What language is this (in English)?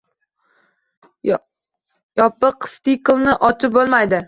Uzbek